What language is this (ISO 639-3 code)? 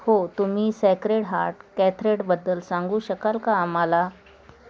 mar